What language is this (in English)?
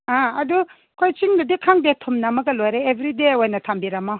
Manipuri